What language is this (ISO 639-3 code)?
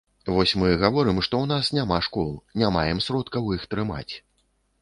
bel